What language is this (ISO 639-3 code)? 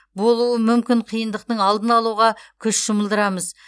kaz